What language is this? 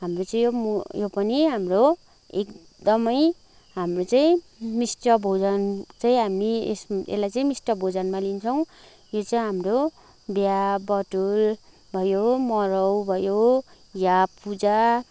Nepali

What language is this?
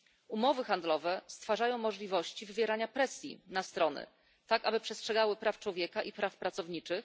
Polish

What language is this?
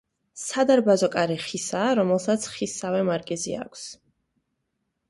Georgian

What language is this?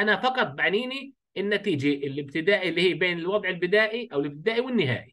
Arabic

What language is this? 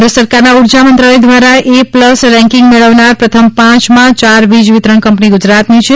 Gujarati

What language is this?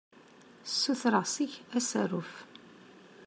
Kabyle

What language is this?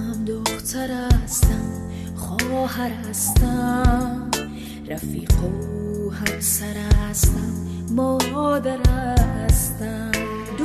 Persian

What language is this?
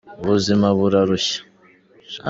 Kinyarwanda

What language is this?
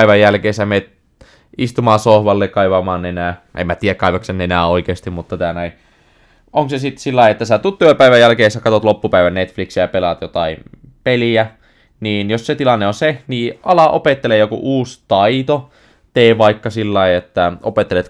Finnish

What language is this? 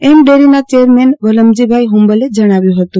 Gujarati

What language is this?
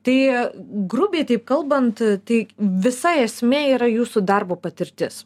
Lithuanian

